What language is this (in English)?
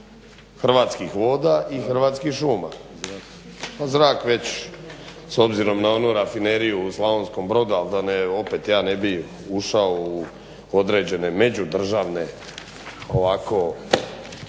Croatian